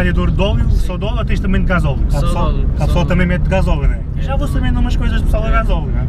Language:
Portuguese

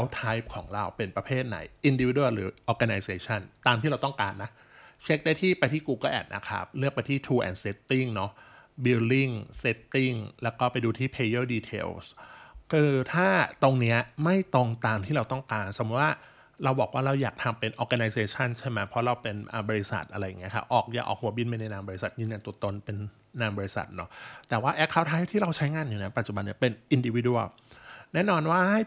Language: Thai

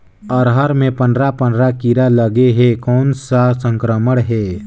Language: Chhattisgarhi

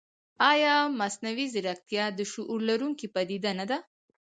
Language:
Pashto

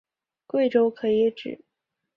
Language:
Chinese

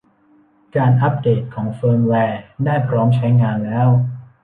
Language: Thai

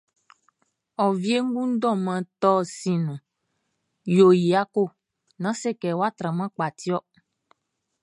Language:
Baoulé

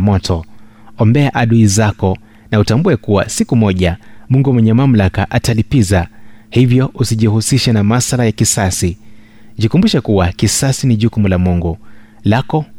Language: Swahili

